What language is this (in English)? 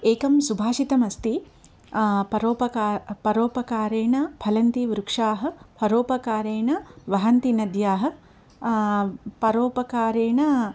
Sanskrit